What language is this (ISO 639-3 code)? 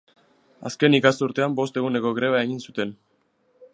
eus